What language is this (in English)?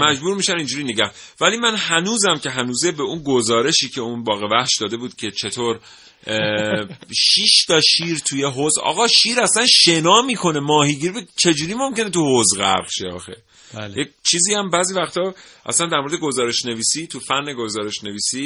Persian